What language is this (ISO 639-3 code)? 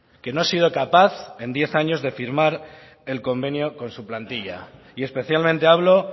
spa